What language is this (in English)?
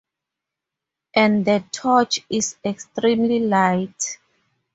English